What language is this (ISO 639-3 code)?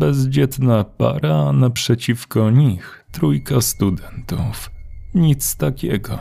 pol